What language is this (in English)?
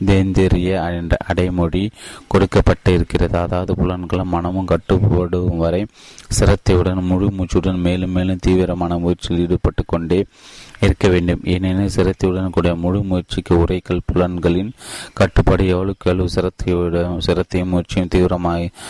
Tamil